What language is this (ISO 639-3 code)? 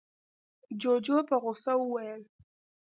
pus